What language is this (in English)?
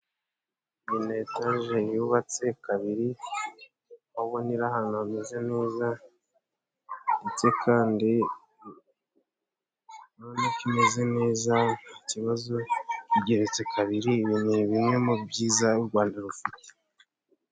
Kinyarwanda